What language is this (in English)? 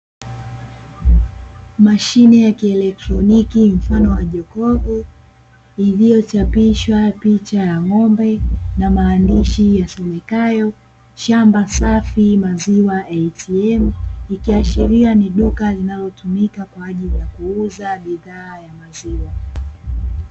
Swahili